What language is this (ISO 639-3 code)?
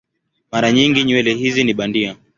swa